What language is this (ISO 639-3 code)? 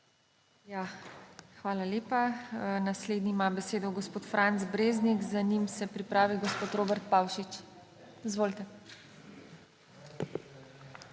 slv